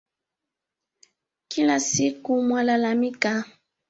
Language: Swahili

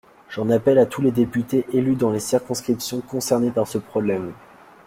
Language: French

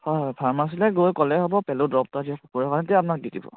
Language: Assamese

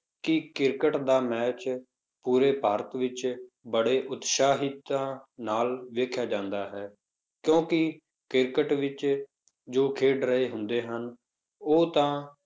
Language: Punjabi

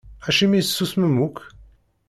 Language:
Kabyle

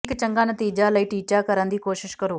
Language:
Punjabi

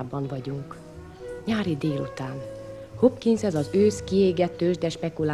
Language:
Hungarian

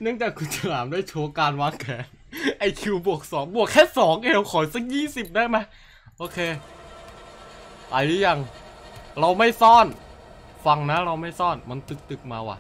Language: Thai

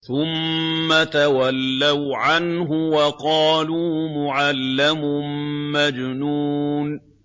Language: Arabic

